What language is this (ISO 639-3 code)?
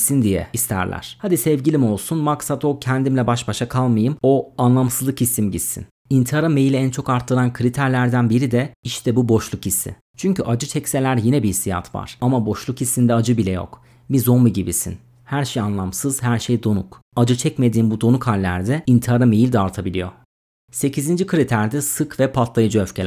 tur